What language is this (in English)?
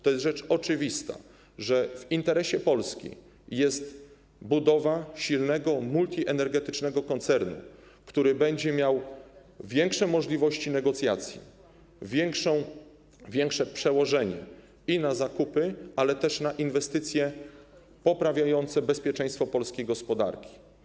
Polish